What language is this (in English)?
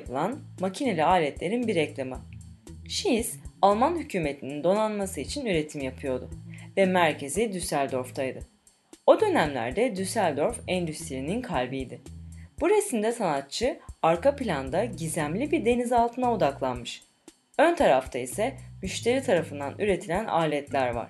Turkish